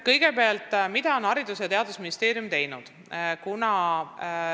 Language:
Estonian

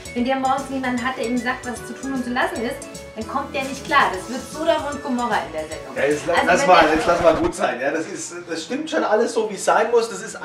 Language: German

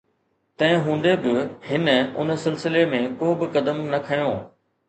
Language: Sindhi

